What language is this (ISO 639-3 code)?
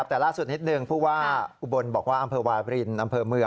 tha